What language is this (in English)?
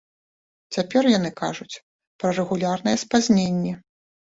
Belarusian